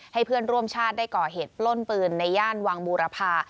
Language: Thai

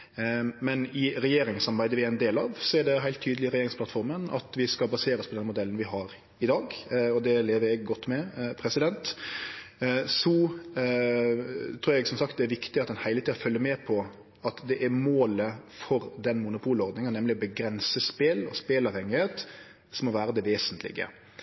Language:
Norwegian Nynorsk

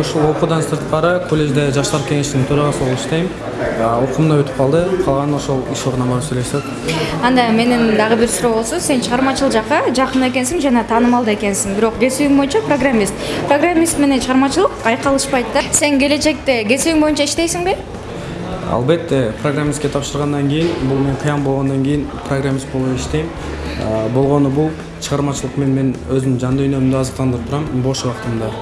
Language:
Turkish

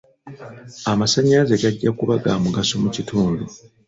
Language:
Ganda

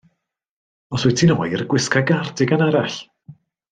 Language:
Welsh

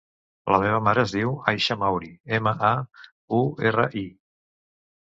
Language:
Catalan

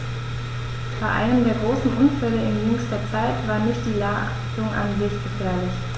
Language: German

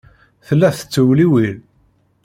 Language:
Kabyle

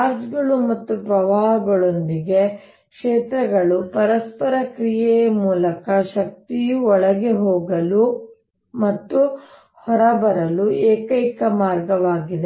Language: Kannada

